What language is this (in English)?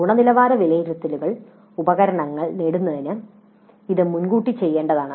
Malayalam